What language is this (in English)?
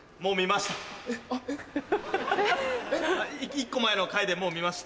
Japanese